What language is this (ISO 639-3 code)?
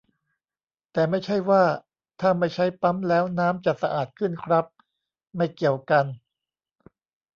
tha